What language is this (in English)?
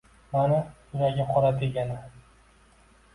Uzbek